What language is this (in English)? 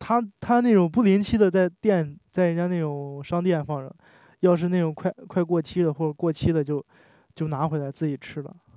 Chinese